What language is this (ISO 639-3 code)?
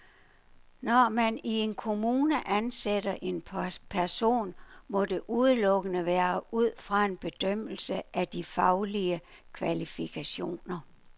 dan